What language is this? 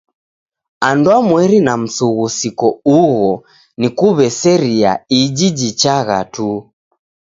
Taita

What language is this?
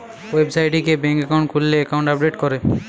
Bangla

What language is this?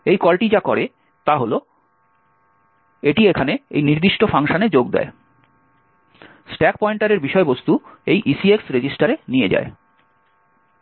Bangla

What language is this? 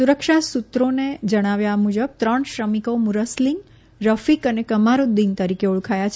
Gujarati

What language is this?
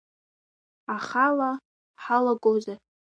Abkhazian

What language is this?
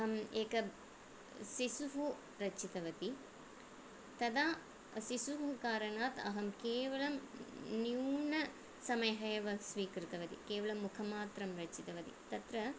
Sanskrit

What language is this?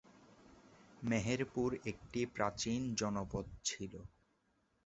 Bangla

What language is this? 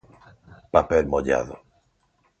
Galician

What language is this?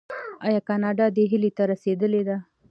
Pashto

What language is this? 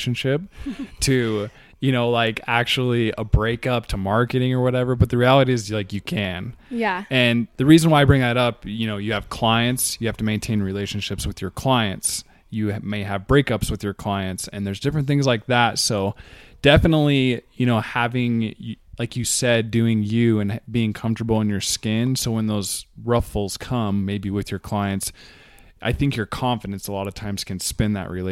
English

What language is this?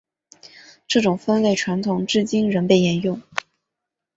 Chinese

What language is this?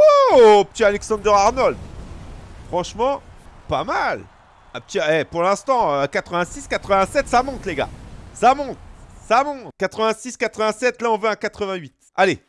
French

